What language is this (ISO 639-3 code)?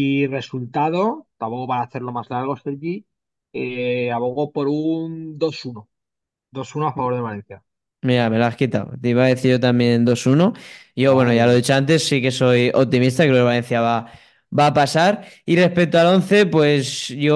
spa